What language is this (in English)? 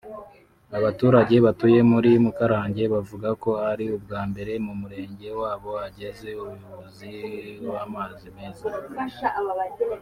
Kinyarwanda